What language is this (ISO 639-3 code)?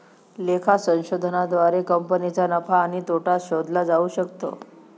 mar